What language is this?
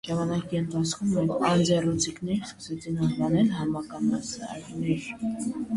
Armenian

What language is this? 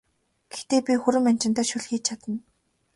Mongolian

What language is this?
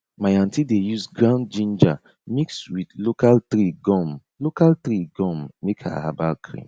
Nigerian Pidgin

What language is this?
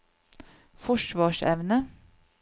Norwegian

